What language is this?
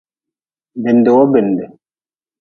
Nawdm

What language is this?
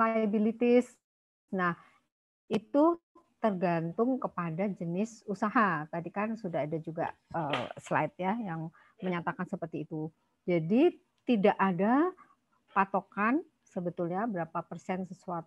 Indonesian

